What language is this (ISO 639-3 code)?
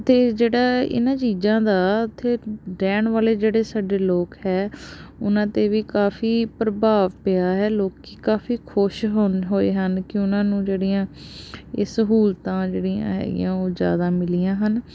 pan